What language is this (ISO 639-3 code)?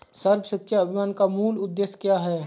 hin